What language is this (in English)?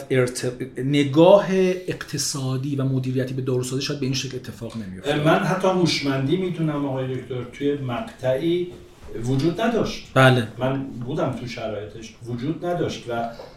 Persian